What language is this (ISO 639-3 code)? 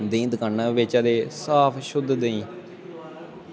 doi